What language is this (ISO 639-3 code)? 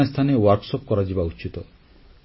ori